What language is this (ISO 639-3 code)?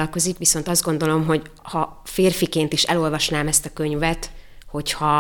hun